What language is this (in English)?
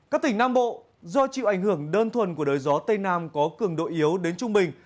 Vietnamese